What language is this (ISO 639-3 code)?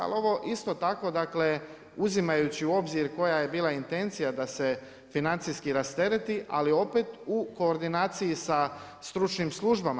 hrv